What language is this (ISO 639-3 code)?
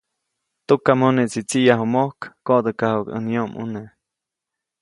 zoc